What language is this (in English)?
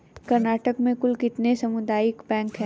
Hindi